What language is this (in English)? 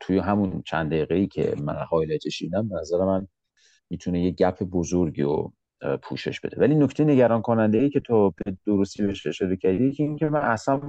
Persian